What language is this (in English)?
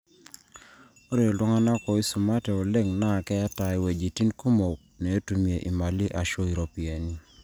Masai